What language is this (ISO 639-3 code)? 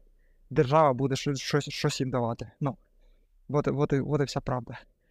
ukr